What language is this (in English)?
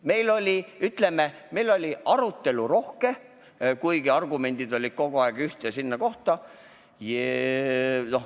Estonian